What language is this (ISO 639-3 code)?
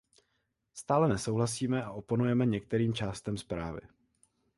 ces